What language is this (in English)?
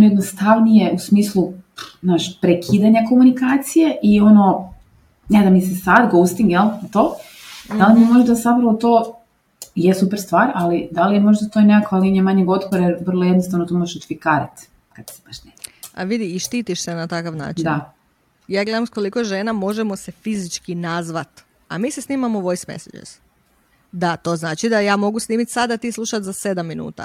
Croatian